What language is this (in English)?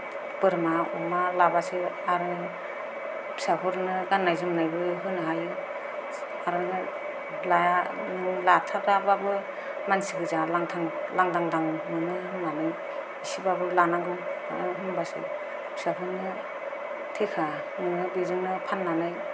Bodo